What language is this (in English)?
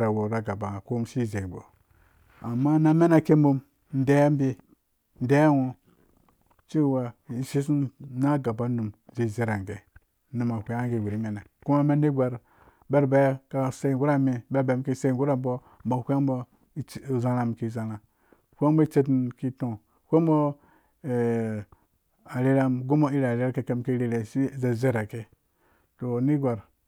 Dũya